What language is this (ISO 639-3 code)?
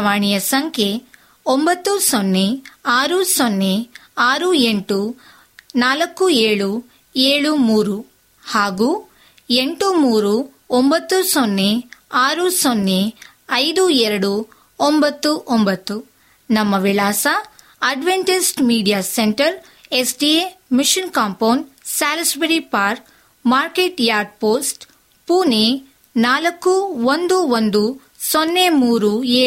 kan